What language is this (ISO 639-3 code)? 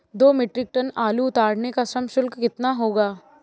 hin